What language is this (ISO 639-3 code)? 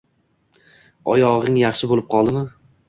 uzb